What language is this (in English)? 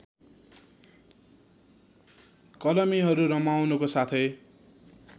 Nepali